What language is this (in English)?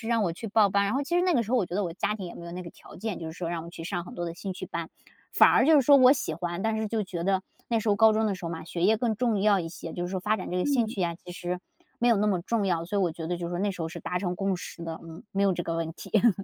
Chinese